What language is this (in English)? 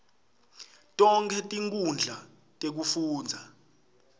Swati